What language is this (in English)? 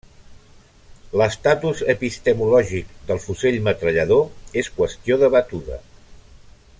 Catalan